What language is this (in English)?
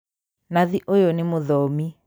Kikuyu